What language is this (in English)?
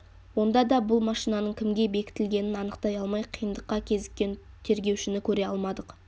Kazakh